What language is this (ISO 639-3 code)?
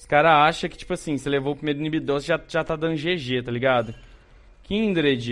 por